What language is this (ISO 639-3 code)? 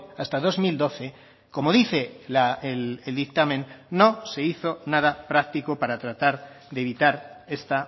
spa